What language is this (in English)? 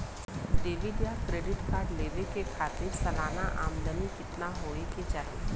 Bhojpuri